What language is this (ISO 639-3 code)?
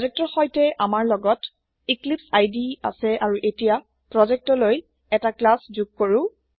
asm